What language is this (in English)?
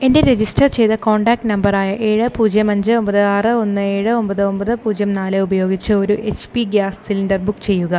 Malayalam